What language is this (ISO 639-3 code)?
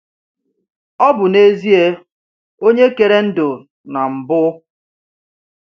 ibo